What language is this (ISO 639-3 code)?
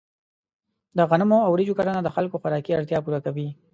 pus